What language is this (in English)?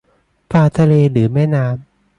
Thai